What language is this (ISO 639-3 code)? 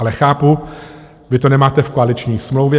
ces